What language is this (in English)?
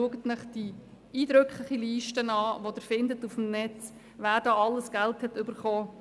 Swiss German